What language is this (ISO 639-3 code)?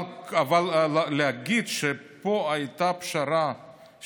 heb